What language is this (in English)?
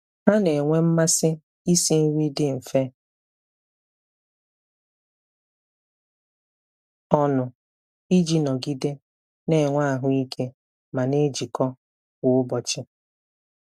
Igbo